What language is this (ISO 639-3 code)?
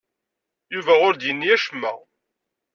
kab